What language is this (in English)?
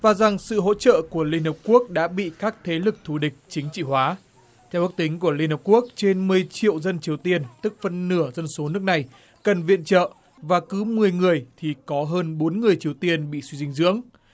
Vietnamese